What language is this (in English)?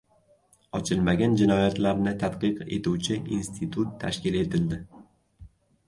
Uzbek